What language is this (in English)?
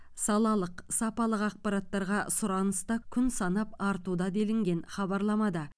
Kazakh